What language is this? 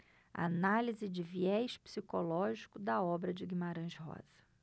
Portuguese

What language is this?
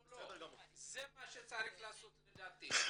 Hebrew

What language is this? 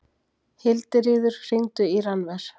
Icelandic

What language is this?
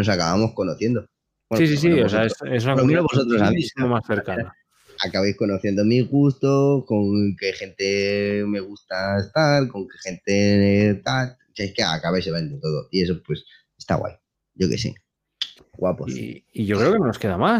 Spanish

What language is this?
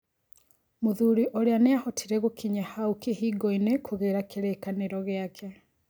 Kikuyu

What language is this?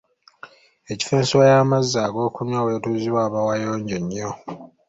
Ganda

